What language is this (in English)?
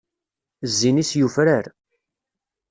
Kabyle